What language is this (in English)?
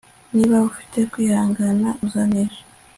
Kinyarwanda